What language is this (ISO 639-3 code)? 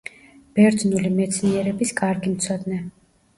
kat